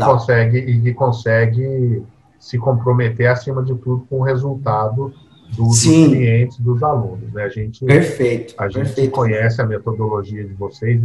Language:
Portuguese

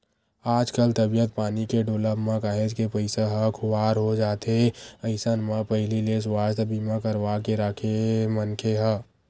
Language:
Chhattisgarhi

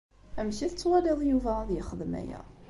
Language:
Kabyle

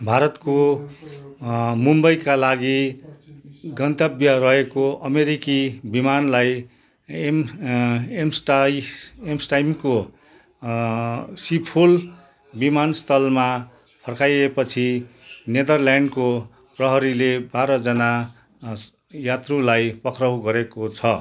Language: Nepali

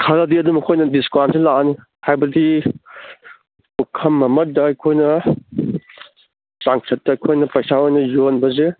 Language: Manipuri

